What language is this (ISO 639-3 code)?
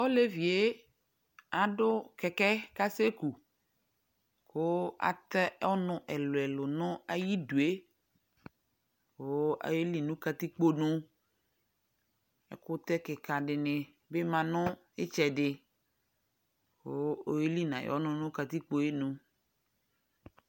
kpo